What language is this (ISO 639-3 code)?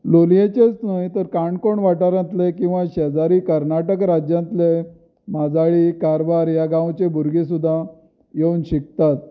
kok